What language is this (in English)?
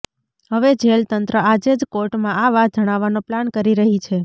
Gujarati